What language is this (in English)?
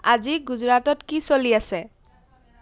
Assamese